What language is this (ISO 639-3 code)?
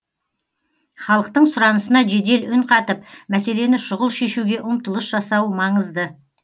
kaz